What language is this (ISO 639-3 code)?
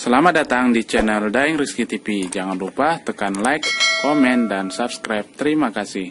ind